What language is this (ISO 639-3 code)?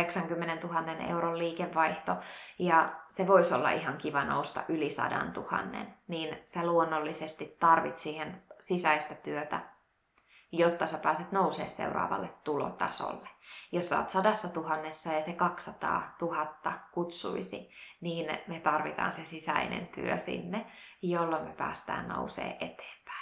fin